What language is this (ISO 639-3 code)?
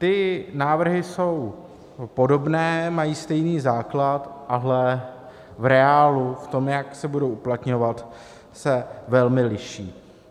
ces